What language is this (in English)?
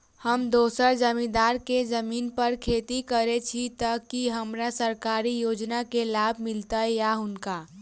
Maithili